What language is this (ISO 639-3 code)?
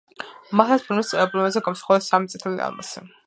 kat